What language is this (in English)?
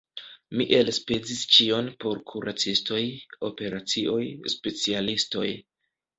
Esperanto